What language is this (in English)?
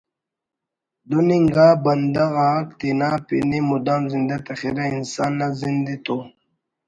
Brahui